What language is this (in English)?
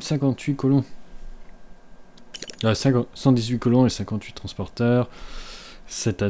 French